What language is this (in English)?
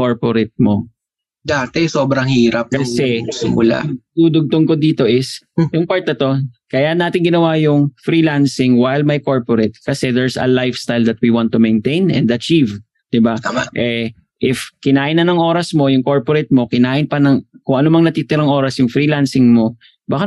Filipino